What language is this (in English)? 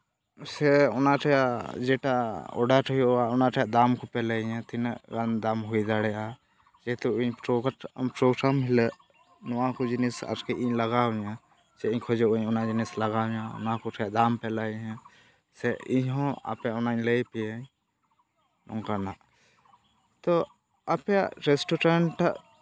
Santali